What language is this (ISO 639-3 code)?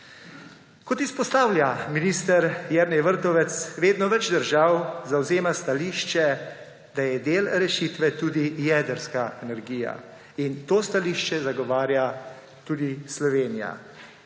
slv